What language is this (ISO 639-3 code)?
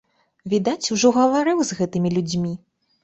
bel